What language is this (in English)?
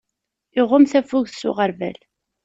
Kabyle